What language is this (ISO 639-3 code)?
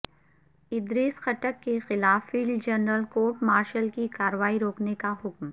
urd